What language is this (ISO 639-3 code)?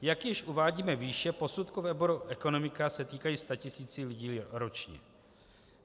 ces